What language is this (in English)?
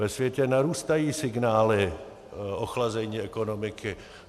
Czech